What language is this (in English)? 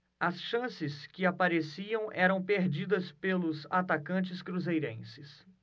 Portuguese